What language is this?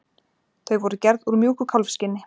Icelandic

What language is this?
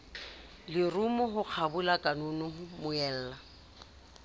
Southern Sotho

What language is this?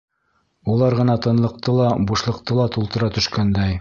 Bashkir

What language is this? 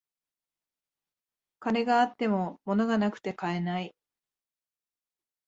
Japanese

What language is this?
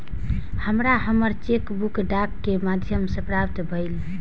Maithili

